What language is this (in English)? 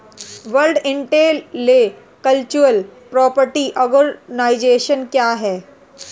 Hindi